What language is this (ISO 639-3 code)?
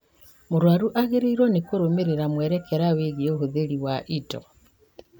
kik